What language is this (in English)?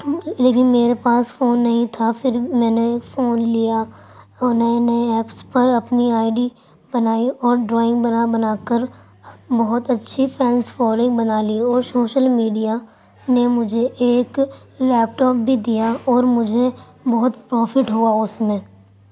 Urdu